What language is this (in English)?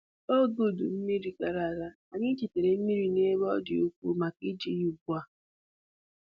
Igbo